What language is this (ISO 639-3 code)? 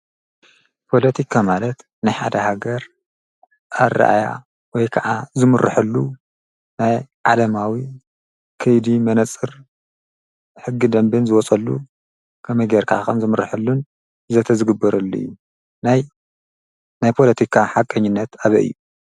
tir